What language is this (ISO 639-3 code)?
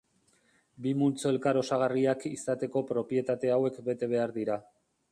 eus